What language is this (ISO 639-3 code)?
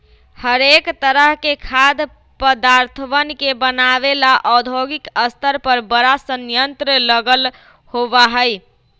mag